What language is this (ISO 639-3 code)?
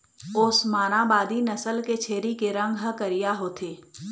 hne